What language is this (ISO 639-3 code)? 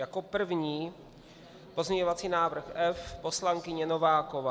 ces